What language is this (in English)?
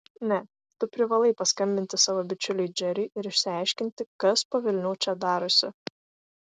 Lithuanian